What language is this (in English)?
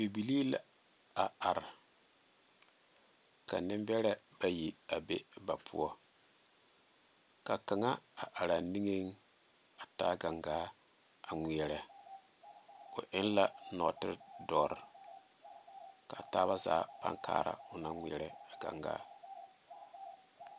Southern Dagaare